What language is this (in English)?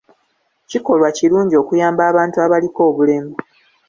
Ganda